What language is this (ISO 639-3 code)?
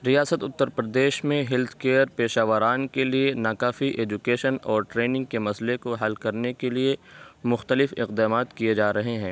urd